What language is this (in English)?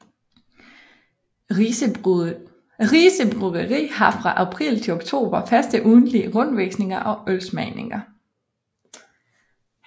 Danish